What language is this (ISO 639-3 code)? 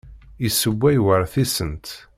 kab